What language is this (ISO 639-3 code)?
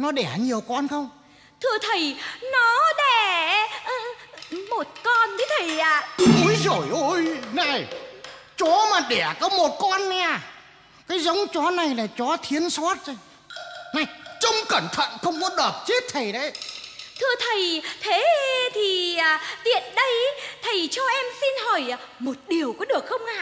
vie